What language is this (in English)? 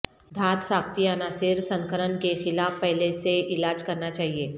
Urdu